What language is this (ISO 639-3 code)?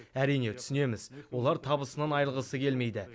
kaz